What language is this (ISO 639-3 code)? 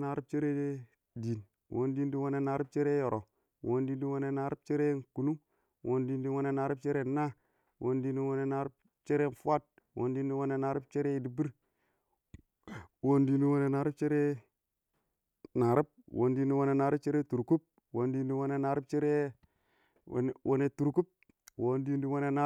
awo